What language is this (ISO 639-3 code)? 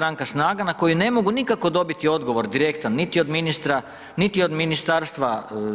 hrv